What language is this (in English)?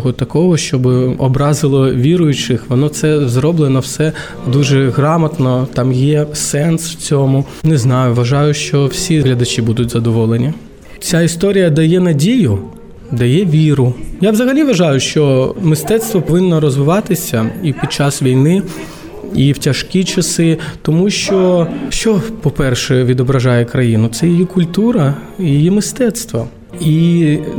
Ukrainian